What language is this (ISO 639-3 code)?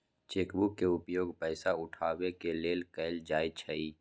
mag